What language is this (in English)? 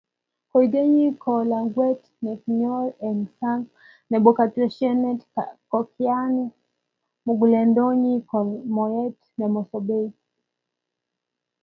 Kalenjin